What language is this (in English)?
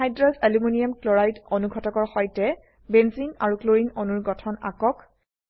Assamese